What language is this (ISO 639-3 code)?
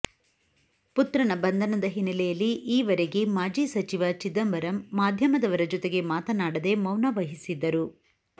kan